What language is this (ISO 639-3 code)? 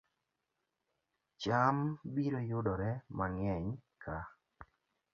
luo